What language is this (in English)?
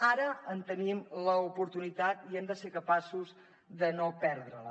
Catalan